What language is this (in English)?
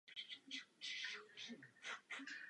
Czech